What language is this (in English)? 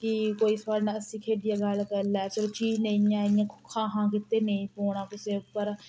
Dogri